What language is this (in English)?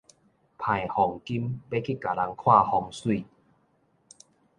Min Nan Chinese